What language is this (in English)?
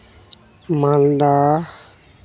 Santali